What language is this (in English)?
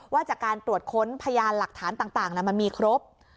Thai